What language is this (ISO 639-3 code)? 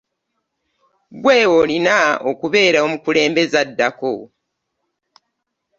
lug